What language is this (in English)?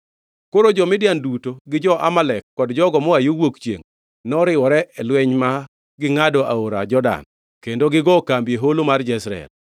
Luo (Kenya and Tanzania)